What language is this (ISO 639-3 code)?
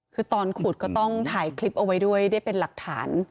tha